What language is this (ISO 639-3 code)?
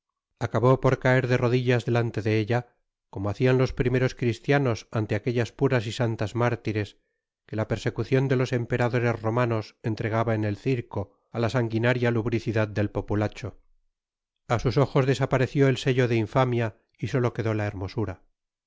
spa